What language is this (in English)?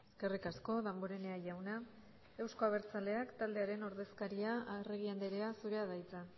Basque